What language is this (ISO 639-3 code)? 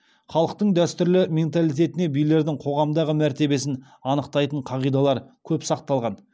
kaz